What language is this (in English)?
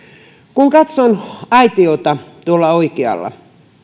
Finnish